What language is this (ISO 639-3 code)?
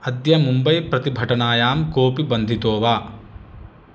san